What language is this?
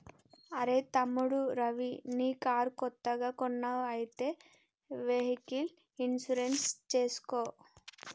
Telugu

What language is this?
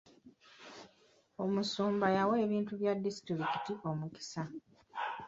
Ganda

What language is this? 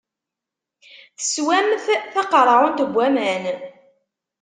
Kabyle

